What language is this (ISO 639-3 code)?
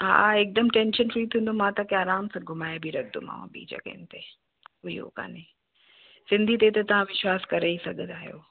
snd